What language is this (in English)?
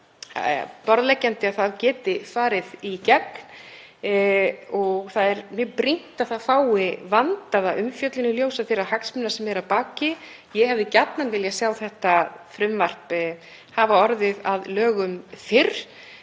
Icelandic